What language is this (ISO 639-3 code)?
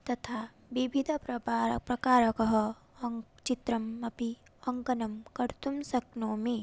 san